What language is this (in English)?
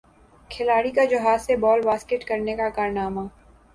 Urdu